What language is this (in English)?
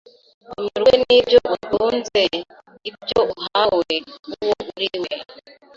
Kinyarwanda